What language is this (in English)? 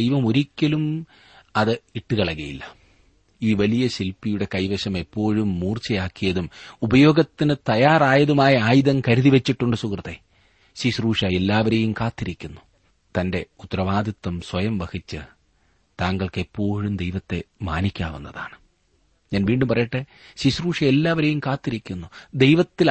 Malayalam